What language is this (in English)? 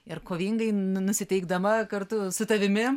Lithuanian